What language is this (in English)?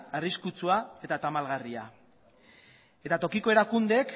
Basque